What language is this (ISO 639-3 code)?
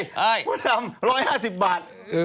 tha